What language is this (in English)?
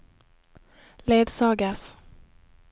Norwegian